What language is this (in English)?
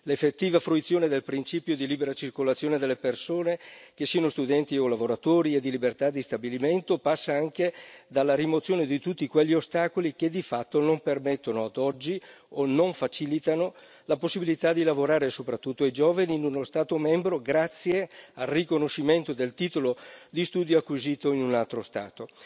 Italian